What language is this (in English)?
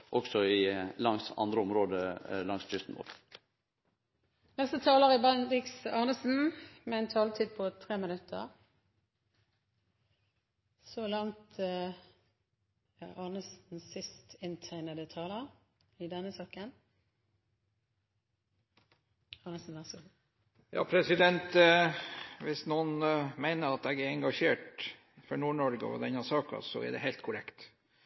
Norwegian